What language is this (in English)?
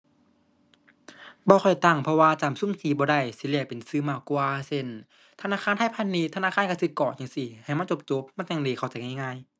Thai